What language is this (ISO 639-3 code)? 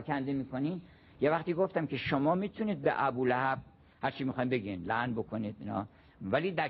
fas